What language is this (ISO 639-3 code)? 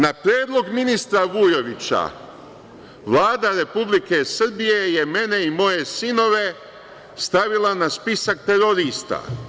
srp